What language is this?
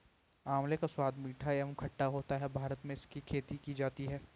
Hindi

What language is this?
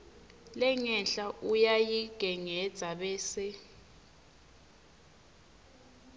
Swati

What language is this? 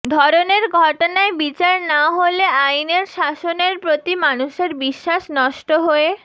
Bangla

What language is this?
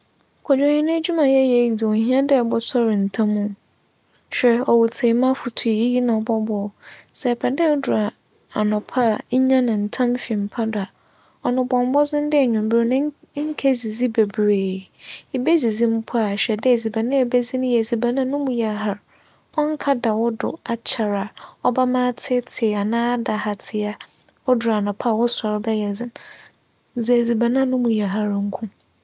Akan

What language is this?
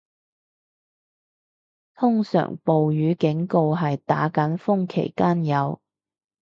Cantonese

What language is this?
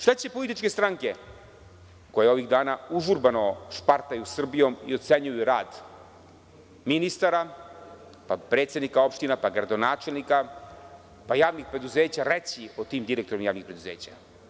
Serbian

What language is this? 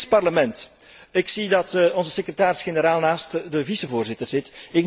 Dutch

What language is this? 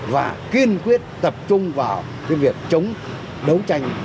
Vietnamese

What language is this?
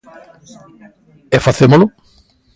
Galician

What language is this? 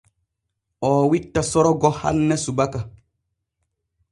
Borgu Fulfulde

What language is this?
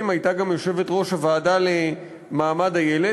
Hebrew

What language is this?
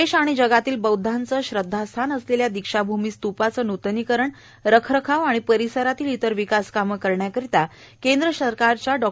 Marathi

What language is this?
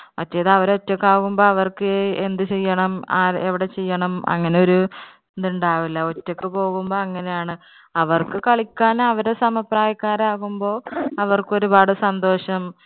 Malayalam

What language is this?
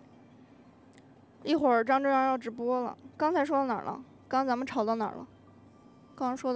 Chinese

